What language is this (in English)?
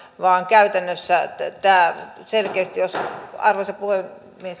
Finnish